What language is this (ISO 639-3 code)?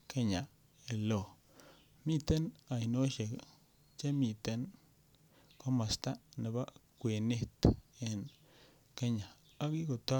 kln